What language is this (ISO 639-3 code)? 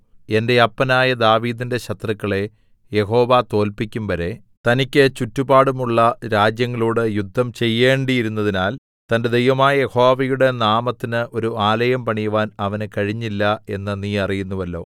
mal